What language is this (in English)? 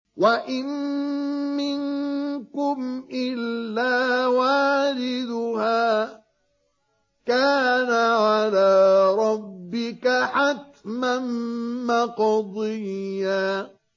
Arabic